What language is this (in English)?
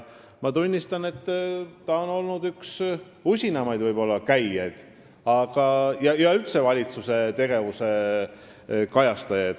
Estonian